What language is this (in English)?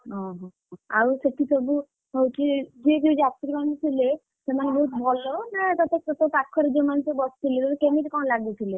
Odia